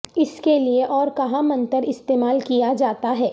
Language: Urdu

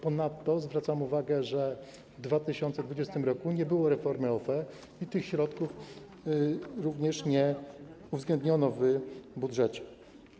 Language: Polish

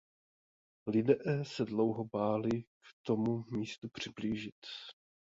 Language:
Czech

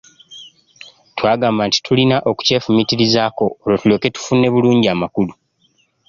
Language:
Ganda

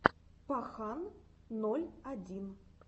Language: Russian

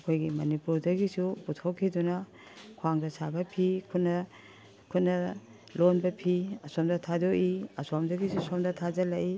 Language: Manipuri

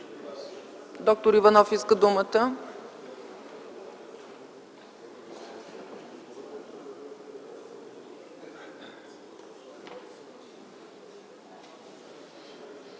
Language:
Bulgarian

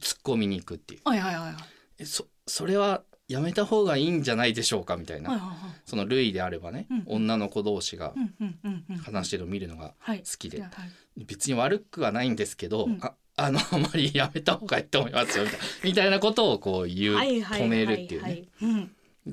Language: Japanese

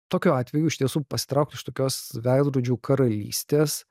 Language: Lithuanian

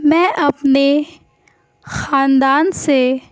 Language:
Urdu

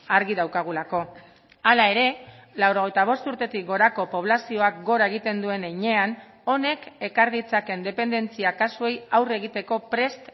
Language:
Basque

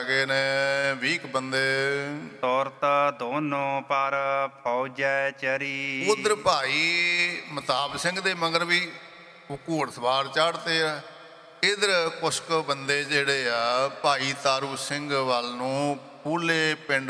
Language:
Punjabi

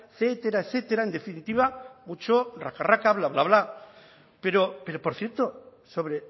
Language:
Spanish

